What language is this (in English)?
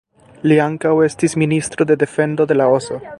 Esperanto